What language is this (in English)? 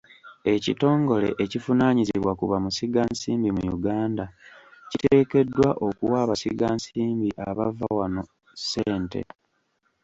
Ganda